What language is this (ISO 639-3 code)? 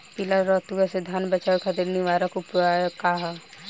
bho